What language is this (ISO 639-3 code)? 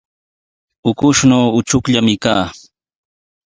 qws